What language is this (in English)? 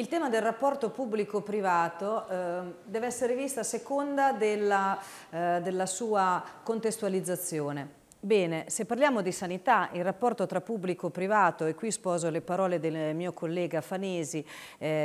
Italian